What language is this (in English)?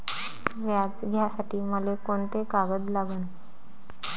Marathi